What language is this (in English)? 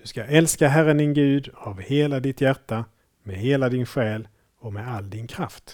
Swedish